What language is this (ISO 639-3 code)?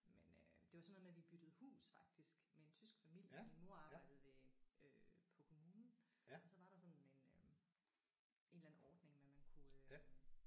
dan